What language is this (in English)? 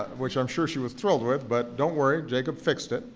English